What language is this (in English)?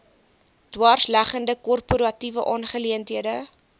Afrikaans